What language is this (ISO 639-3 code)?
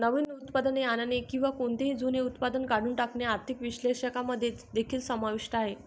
mar